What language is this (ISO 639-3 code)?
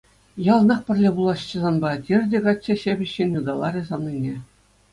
chv